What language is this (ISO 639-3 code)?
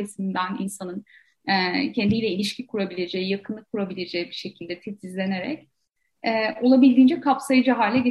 tur